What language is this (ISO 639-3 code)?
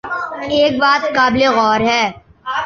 urd